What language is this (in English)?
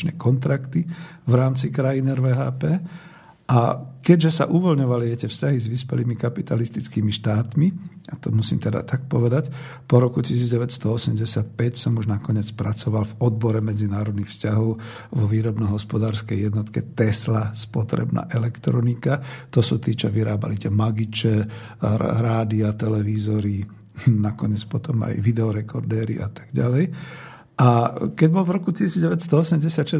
Slovak